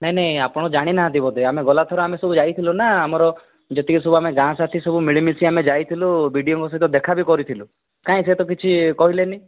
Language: Odia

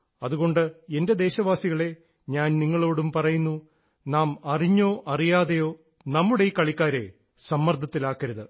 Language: Malayalam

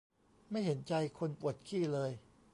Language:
Thai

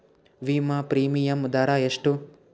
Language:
Kannada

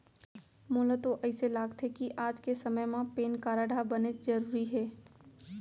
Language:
Chhattisgarhi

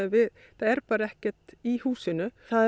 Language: Icelandic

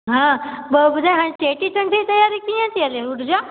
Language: Sindhi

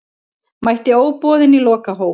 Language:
Icelandic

